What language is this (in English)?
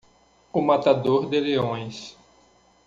Portuguese